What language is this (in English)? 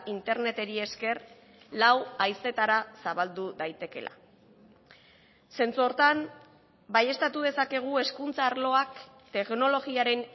Basque